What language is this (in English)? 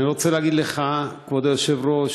Hebrew